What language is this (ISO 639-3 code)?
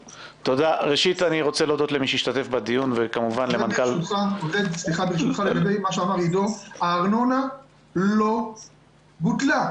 heb